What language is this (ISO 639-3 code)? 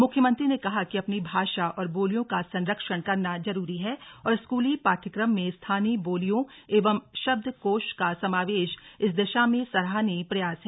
hin